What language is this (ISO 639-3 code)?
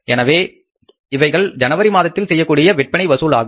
tam